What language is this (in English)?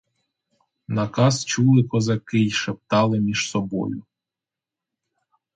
Ukrainian